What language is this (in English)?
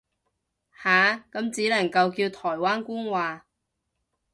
Cantonese